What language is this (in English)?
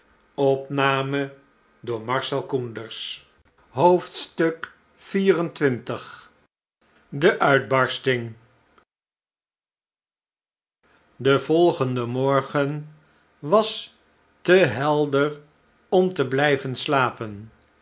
Dutch